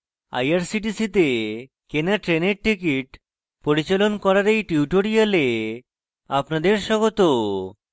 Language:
Bangla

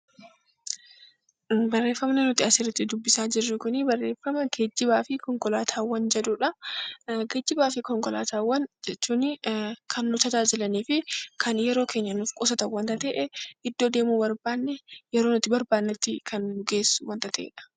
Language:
Oromo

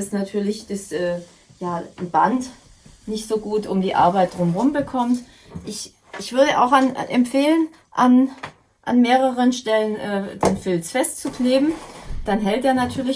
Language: German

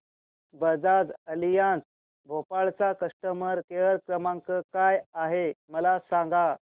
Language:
Marathi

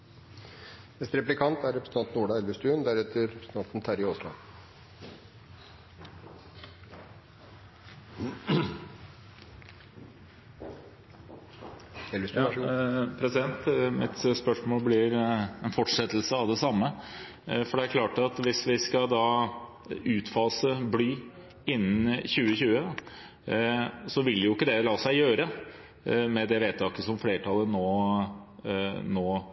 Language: Norwegian Bokmål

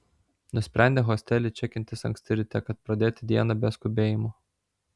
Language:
Lithuanian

